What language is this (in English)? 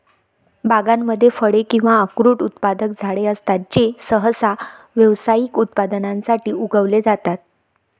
Marathi